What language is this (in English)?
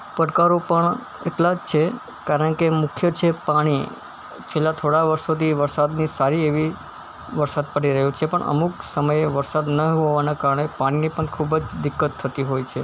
Gujarati